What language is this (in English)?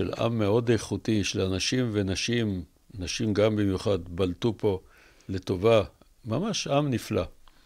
Hebrew